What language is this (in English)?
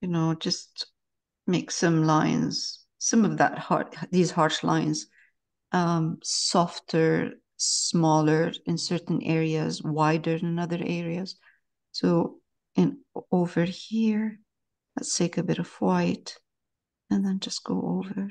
English